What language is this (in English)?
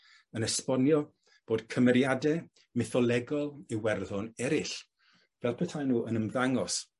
Welsh